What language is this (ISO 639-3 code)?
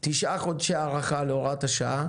heb